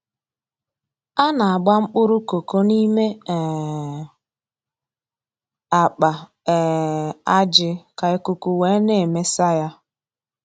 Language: Igbo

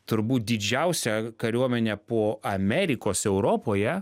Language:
Lithuanian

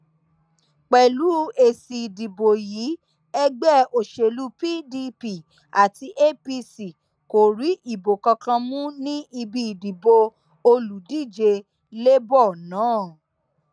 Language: Yoruba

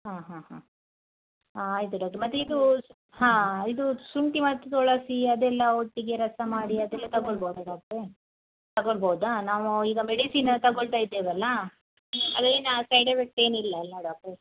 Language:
Kannada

